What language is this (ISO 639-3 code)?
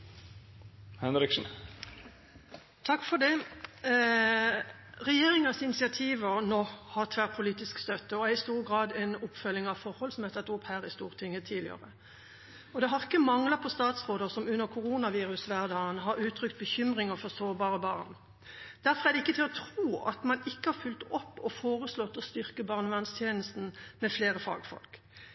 nor